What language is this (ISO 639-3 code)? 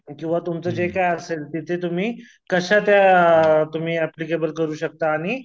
mar